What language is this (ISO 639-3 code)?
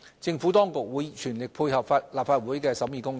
yue